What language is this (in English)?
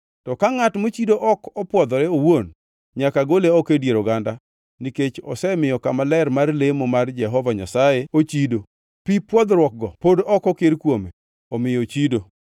Luo (Kenya and Tanzania)